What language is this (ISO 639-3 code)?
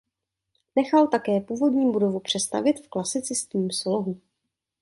ces